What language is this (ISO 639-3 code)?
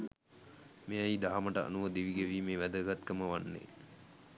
sin